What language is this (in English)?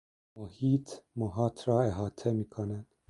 Persian